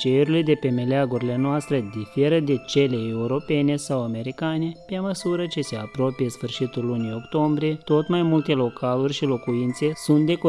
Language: Romanian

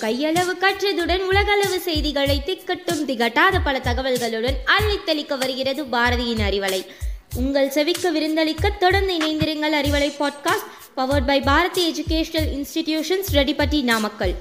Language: Tamil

